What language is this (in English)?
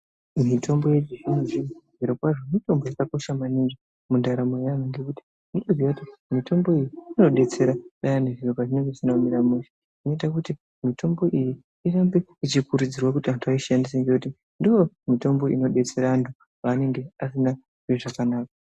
Ndau